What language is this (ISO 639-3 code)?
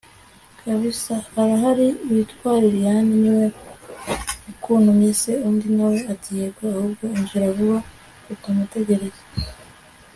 kin